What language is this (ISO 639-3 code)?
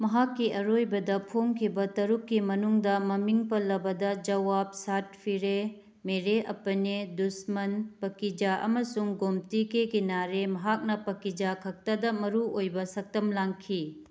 mni